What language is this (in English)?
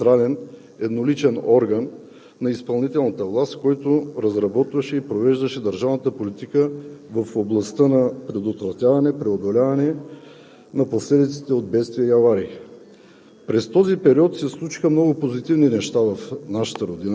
Bulgarian